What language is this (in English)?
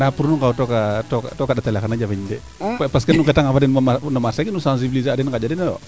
Serer